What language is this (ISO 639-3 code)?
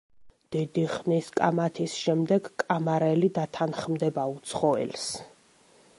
kat